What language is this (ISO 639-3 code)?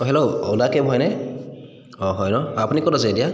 asm